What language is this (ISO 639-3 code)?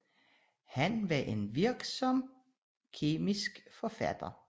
dan